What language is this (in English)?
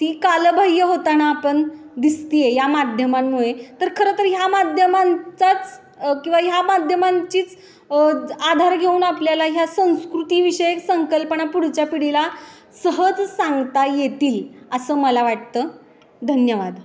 Marathi